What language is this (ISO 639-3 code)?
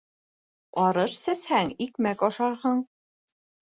bak